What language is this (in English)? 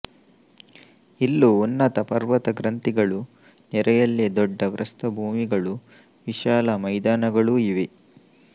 Kannada